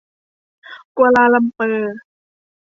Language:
Thai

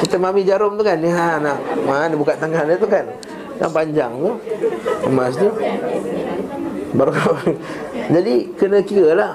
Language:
Malay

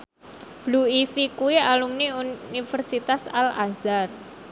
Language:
Javanese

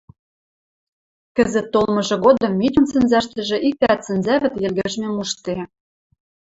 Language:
Western Mari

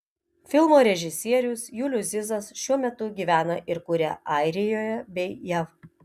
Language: Lithuanian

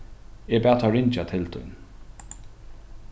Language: Faroese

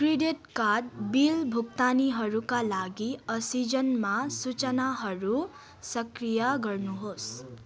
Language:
Nepali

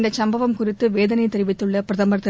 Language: Tamil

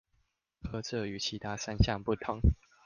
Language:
Chinese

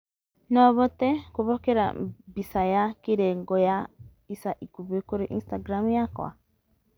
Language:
Kikuyu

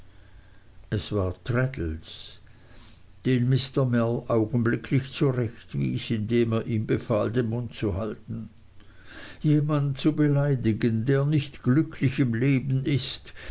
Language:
German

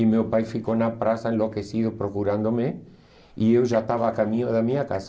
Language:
Portuguese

